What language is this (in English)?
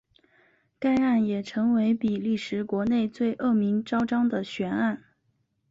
Chinese